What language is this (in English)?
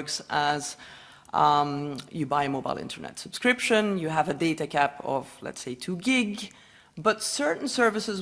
English